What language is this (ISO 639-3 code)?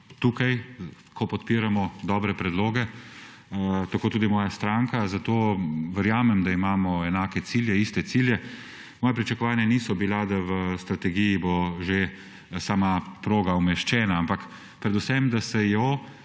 slv